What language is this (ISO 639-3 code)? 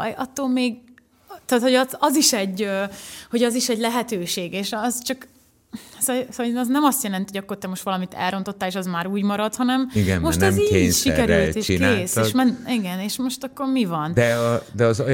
hun